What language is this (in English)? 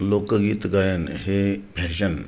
Marathi